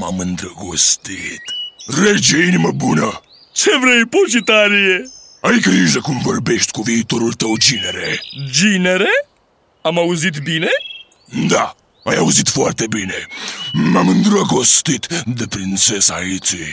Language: Romanian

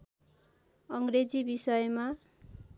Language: Nepali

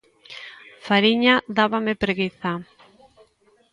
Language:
Galician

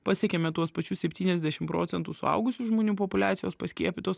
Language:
Lithuanian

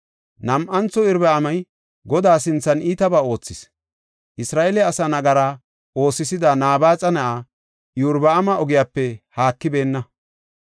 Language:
Gofa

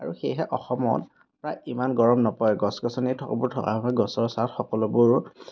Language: Assamese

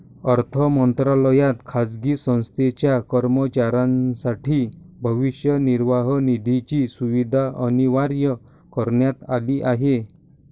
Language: Marathi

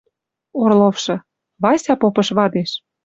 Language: Western Mari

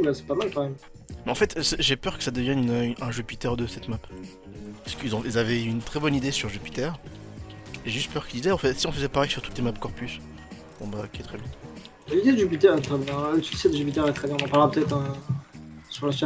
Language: French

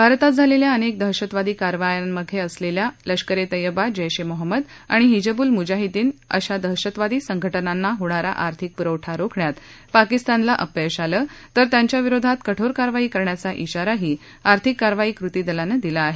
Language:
Marathi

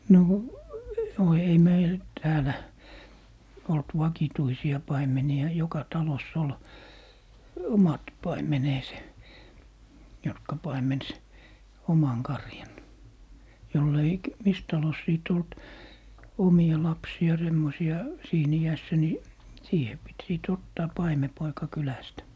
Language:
Finnish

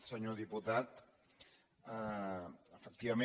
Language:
Catalan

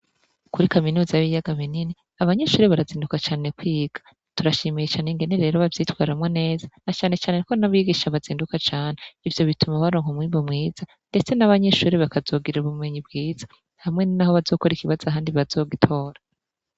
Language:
Rundi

